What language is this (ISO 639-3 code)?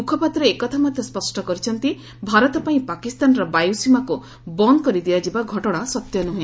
ori